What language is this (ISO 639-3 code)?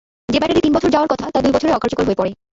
ben